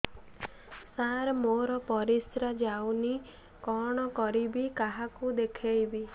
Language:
Odia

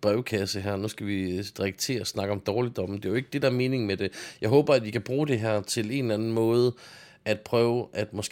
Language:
Danish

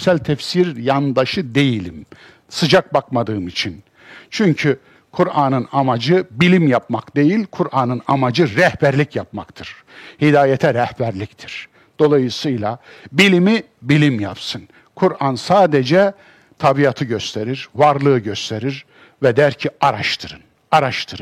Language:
Turkish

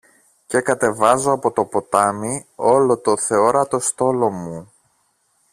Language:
Greek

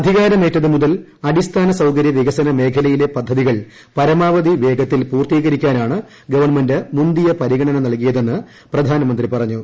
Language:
Malayalam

